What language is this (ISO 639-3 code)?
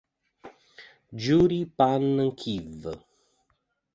ita